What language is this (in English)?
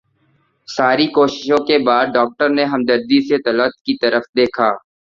Urdu